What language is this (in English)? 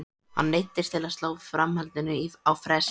Icelandic